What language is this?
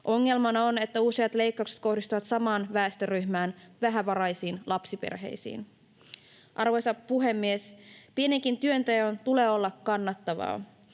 Finnish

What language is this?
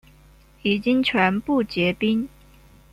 Chinese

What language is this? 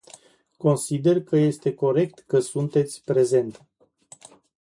Romanian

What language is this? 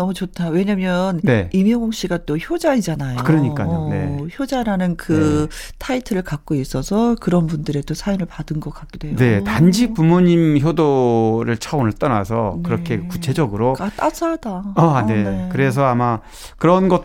Korean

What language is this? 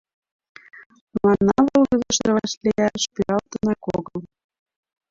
Mari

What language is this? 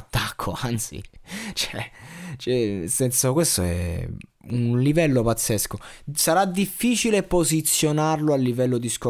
Italian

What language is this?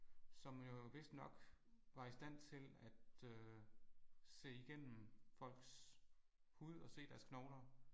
Danish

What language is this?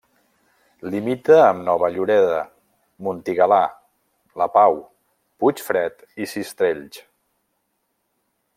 Catalan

